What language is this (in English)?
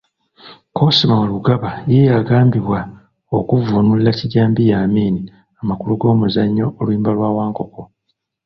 Ganda